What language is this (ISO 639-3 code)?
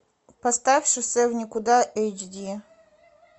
rus